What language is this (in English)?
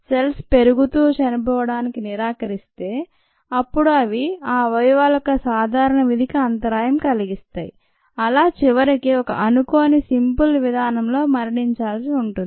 Telugu